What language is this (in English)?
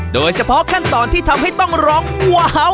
Thai